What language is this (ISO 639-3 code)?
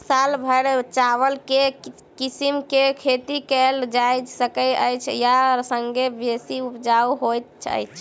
mai